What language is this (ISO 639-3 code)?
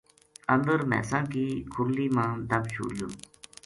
gju